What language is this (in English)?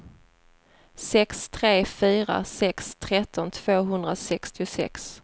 Swedish